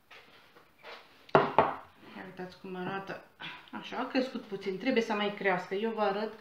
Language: Romanian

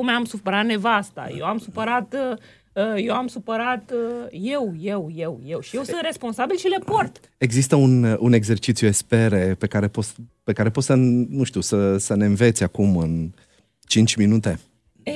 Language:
Romanian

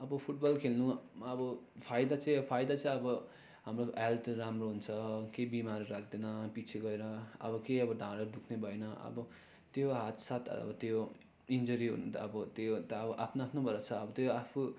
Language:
Nepali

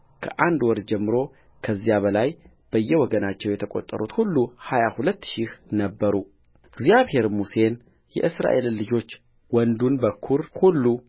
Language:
Amharic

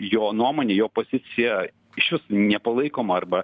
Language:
Lithuanian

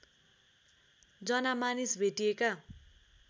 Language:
Nepali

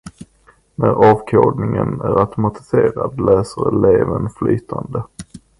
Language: Swedish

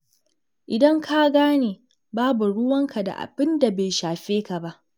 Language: Hausa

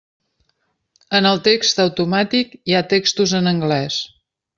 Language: Catalan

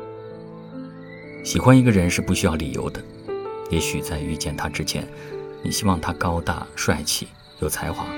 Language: Chinese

